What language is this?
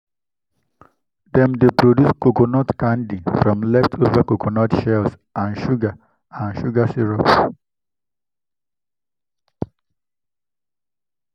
Nigerian Pidgin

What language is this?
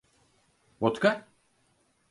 Turkish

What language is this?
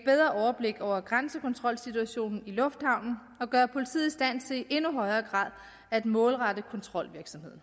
Danish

